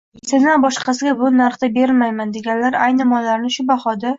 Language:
Uzbek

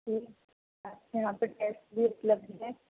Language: Urdu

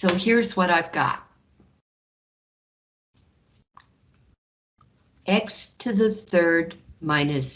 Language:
English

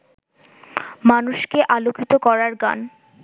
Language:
Bangla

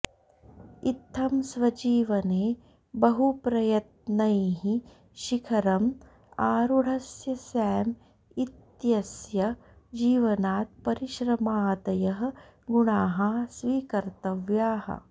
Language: Sanskrit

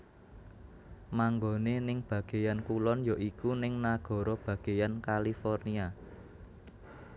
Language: Javanese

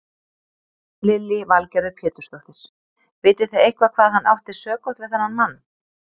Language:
Icelandic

